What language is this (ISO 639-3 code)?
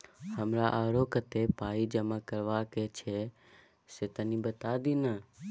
mai